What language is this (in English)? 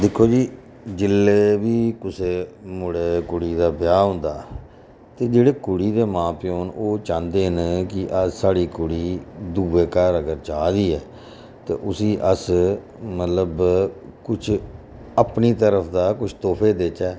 Dogri